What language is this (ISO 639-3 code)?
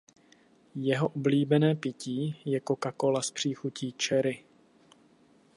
ces